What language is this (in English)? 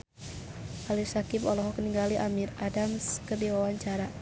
Sundanese